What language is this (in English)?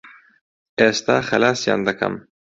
Central Kurdish